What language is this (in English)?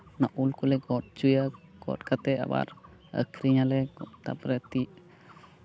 Santali